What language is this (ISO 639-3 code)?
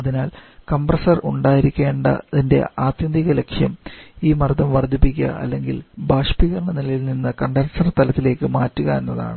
mal